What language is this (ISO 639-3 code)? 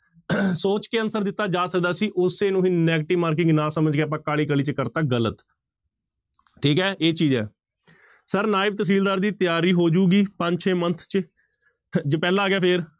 pan